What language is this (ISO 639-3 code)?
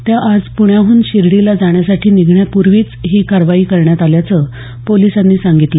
mar